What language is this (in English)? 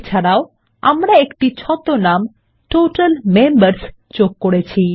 Bangla